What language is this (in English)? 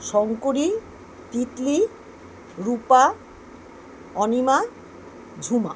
Bangla